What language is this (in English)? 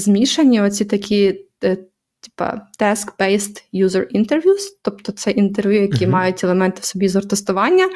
Ukrainian